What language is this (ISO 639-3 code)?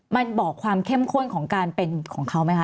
tha